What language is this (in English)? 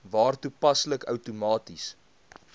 Afrikaans